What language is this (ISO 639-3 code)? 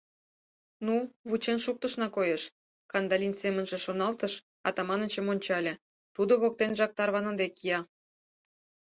chm